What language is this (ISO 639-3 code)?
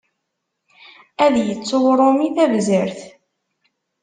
kab